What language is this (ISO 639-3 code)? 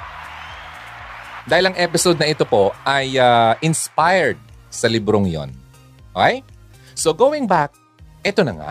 fil